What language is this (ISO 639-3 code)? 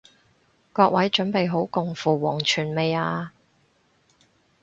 yue